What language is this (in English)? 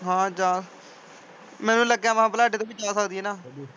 Punjabi